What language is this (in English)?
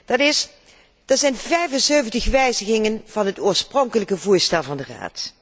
Dutch